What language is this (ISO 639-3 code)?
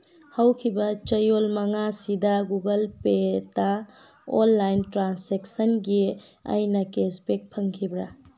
mni